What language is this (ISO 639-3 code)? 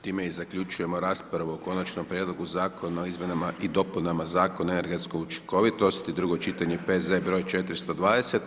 hrv